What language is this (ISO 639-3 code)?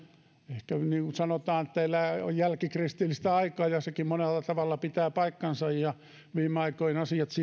fin